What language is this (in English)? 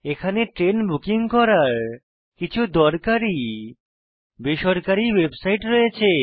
Bangla